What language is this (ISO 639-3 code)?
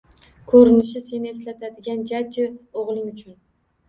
uzb